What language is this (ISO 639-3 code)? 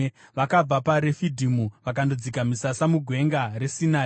sna